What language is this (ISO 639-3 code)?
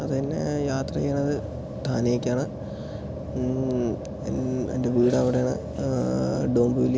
mal